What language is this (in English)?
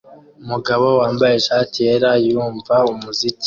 Kinyarwanda